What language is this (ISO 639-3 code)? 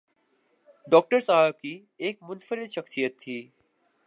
urd